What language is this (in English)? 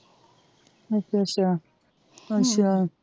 Punjabi